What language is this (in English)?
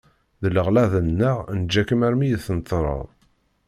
Kabyle